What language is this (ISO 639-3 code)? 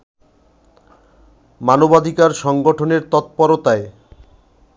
ben